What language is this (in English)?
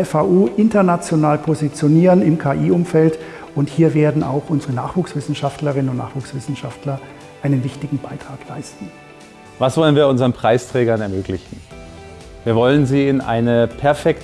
German